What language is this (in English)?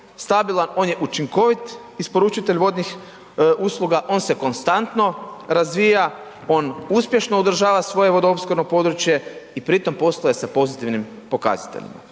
Croatian